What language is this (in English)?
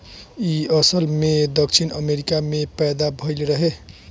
Bhojpuri